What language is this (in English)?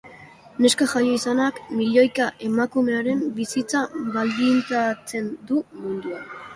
Basque